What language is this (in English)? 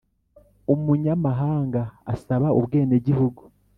Kinyarwanda